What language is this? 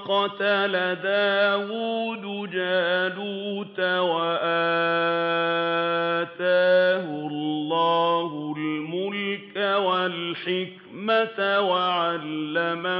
Arabic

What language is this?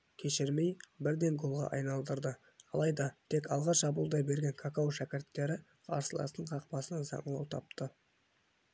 Kazakh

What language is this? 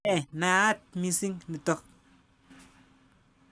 Kalenjin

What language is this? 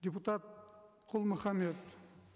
Kazakh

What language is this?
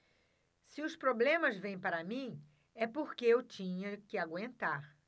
Portuguese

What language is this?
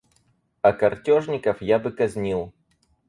Russian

